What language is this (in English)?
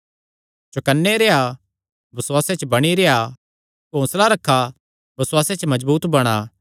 Kangri